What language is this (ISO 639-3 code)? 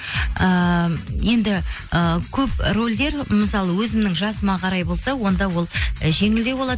kaz